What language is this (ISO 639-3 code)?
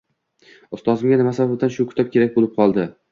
uzb